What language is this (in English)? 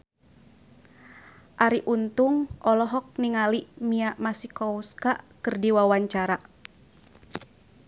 Sundanese